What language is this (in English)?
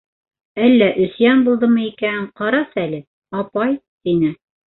Bashkir